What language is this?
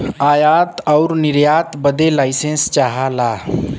Bhojpuri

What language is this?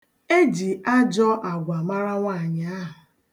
Igbo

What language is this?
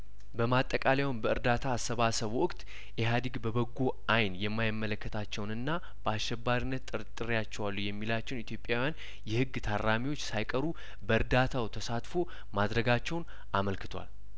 Amharic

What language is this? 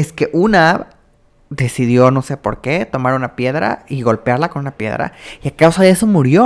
Spanish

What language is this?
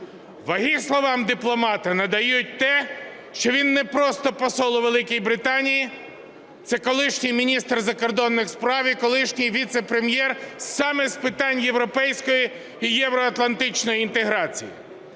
Ukrainian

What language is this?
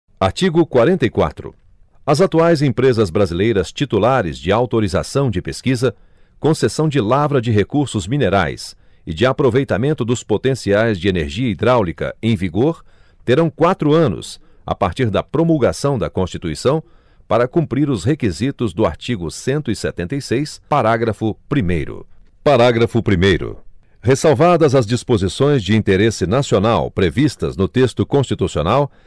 Portuguese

